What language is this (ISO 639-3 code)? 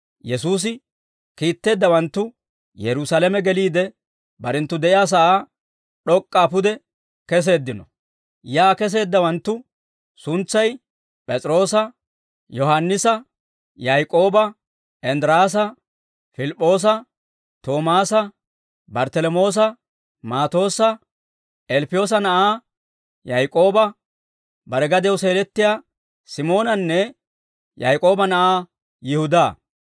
dwr